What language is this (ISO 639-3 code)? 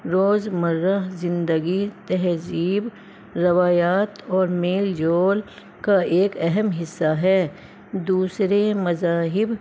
urd